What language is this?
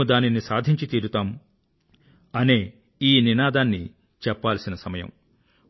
Telugu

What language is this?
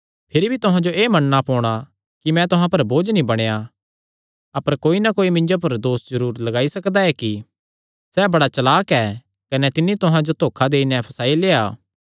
Kangri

